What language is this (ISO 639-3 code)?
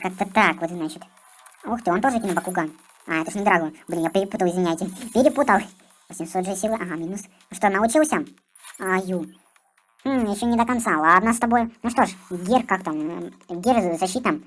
rus